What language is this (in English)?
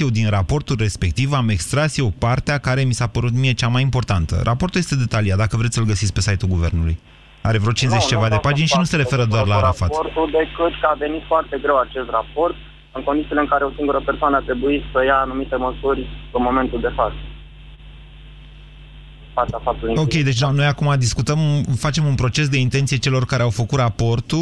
Romanian